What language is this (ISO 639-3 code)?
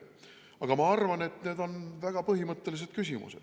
est